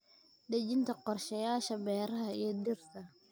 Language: Somali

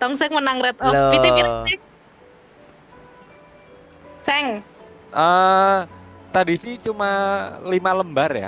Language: Indonesian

